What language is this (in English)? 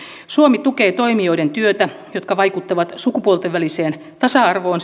Finnish